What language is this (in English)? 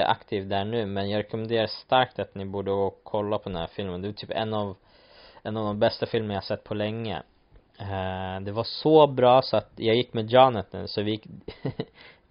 Swedish